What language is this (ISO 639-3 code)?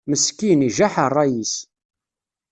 kab